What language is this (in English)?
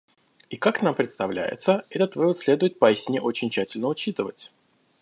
Russian